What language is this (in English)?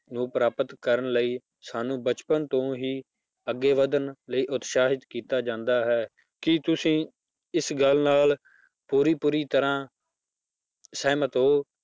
Punjabi